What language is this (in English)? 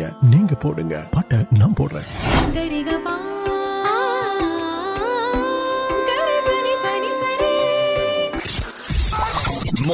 Urdu